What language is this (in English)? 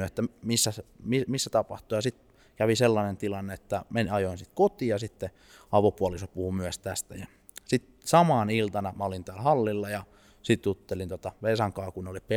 Finnish